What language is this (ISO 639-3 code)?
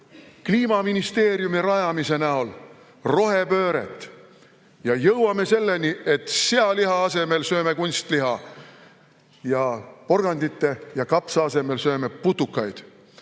est